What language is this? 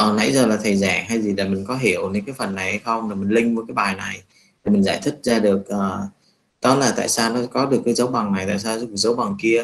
Vietnamese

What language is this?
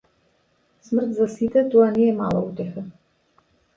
Macedonian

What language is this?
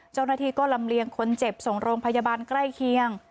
Thai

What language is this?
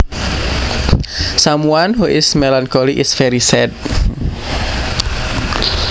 Javanese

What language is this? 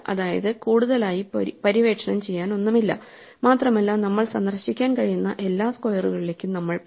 Malayalam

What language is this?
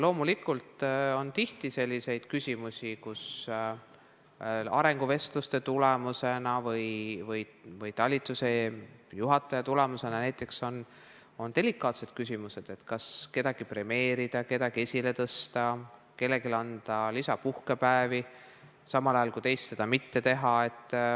Estonian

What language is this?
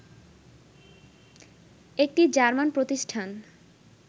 Bangla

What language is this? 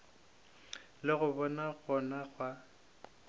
Northern Sotho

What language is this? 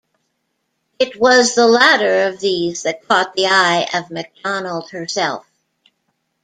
English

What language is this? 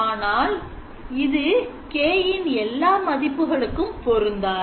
Tamil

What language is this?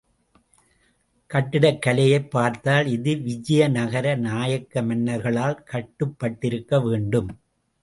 Tamil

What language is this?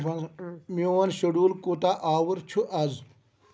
Kashmiri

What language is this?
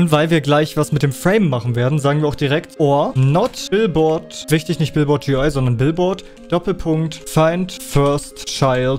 German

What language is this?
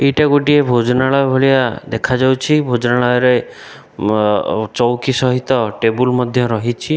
Odia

